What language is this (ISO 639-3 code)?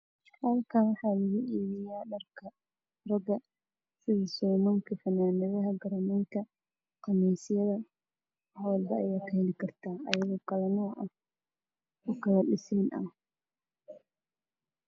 som